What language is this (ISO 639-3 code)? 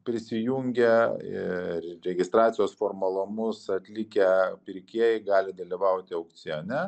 lit